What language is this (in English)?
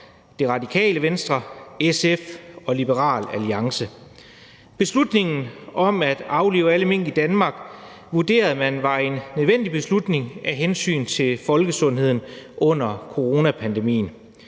Danish